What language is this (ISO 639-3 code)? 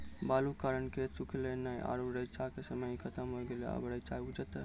mai